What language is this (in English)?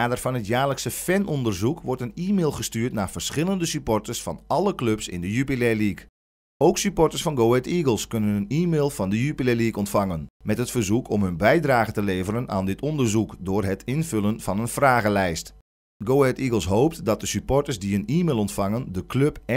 Dutch